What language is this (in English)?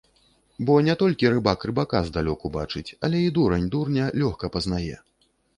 Belarusian